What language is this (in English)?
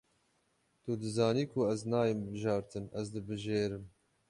Kurdish